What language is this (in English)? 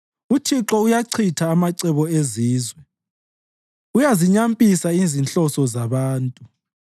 North Ndebele